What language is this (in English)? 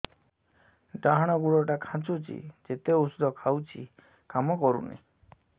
Odia